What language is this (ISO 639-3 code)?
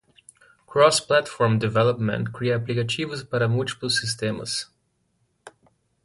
por